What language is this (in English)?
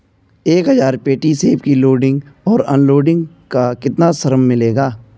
Hindi